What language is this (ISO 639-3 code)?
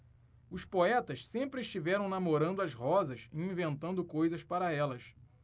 por